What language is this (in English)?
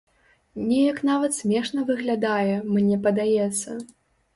Belarusian